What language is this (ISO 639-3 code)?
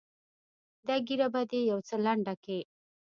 pus